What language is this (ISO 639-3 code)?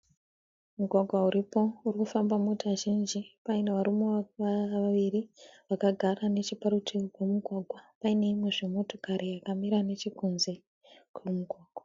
sna